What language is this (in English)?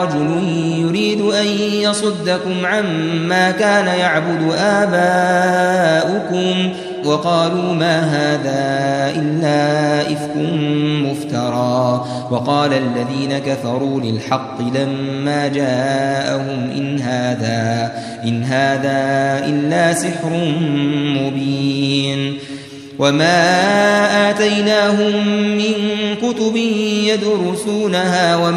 Arabic